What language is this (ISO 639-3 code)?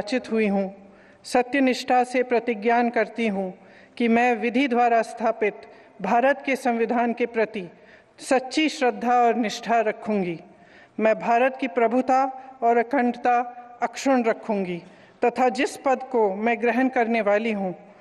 hin